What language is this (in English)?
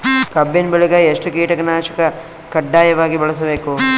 Kannada